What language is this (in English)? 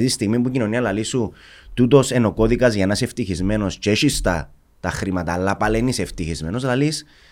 Greek